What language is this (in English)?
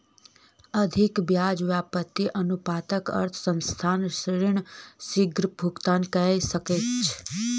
Maithili